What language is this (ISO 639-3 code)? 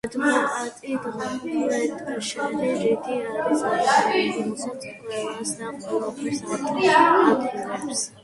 kat